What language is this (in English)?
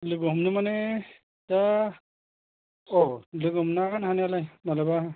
Bodo